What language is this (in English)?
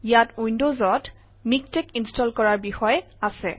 Assamese